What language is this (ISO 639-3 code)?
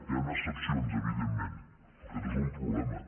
cat